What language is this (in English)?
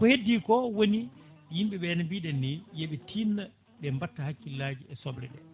Fula